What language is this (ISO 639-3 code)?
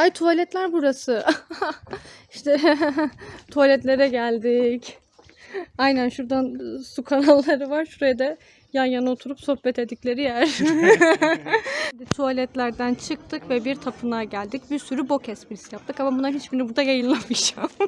tur